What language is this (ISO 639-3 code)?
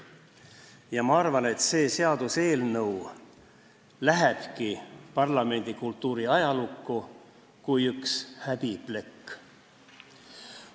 est